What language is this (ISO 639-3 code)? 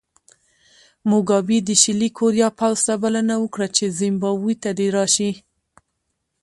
pus